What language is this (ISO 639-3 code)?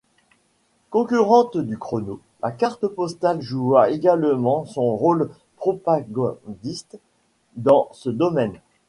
fra